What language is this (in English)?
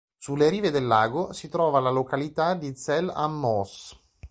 Italian